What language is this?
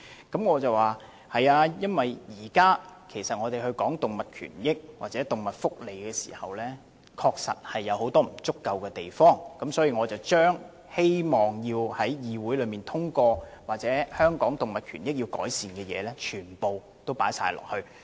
Cantonese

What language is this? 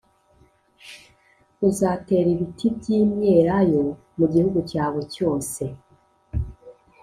Kinyarwanda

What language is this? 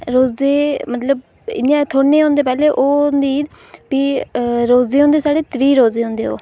Dogri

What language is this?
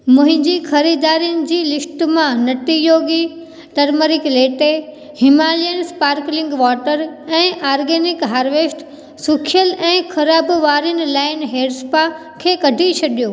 Sindhi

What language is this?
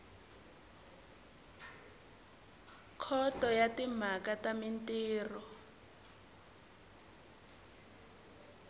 Tsonga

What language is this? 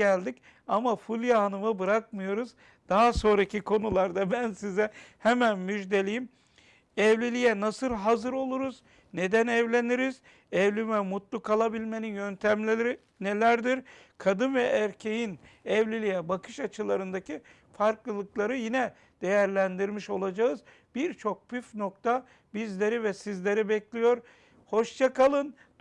Turkish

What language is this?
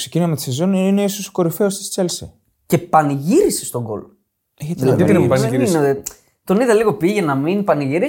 Greek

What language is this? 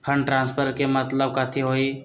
Magahi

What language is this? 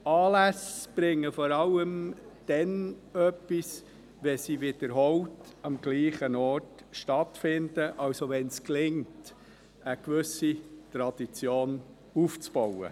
Swiss German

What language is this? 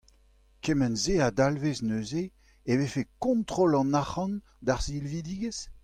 Breton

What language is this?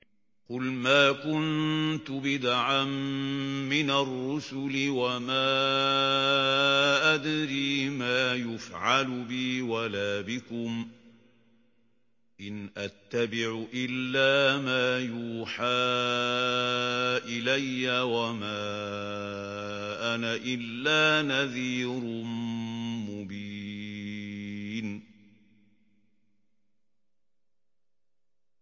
Arabic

